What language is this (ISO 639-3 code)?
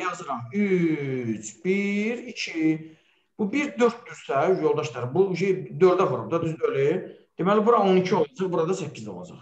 tur